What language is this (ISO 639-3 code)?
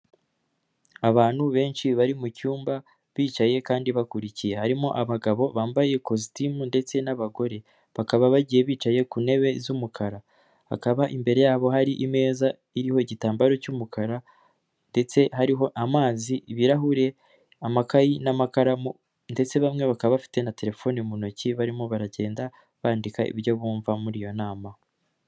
kin